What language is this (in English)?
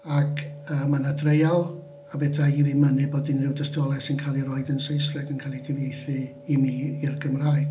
Welsh